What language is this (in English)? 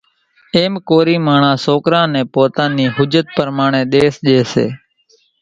Kachi Koli